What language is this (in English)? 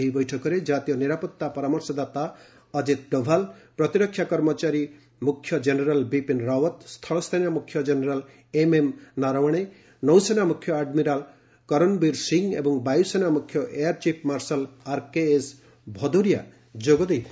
Odia